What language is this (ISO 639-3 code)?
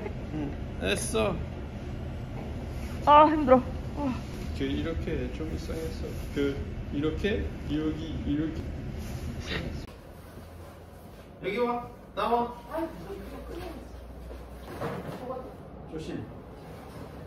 kor